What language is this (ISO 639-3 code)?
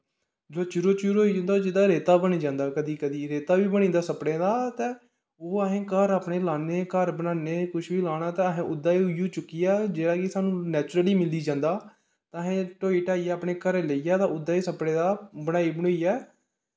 doi